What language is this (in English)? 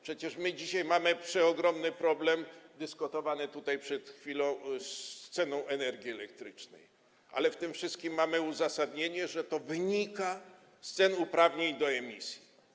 Polish